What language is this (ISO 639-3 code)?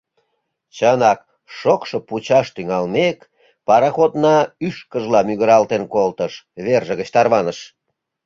chm